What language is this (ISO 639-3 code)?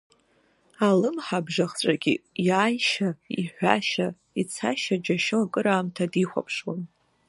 abk